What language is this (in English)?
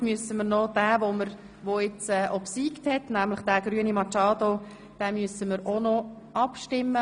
Swiss German